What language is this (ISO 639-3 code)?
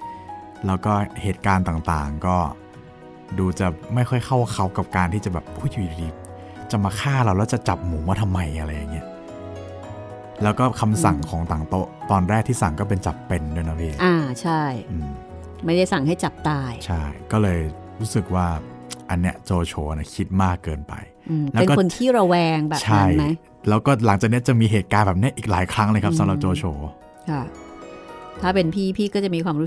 tha